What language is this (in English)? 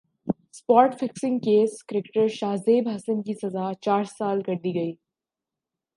Urdu